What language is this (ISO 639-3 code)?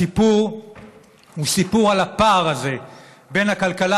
heb